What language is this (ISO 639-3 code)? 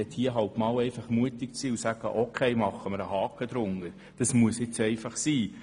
gsw